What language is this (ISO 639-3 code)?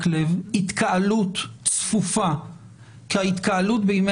heb